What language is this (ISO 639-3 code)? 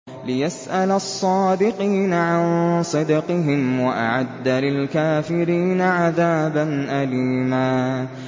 ara